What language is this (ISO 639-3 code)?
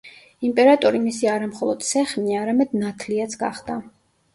kat